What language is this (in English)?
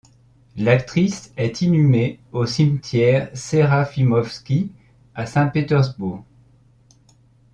French